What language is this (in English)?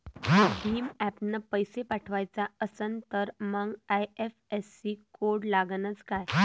Marathi